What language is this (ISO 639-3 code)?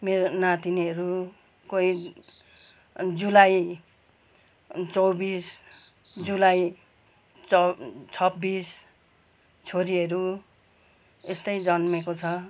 nep